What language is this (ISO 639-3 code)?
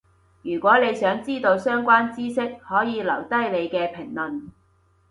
yue